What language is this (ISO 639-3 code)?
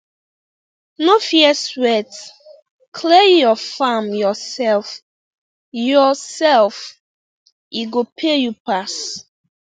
pcm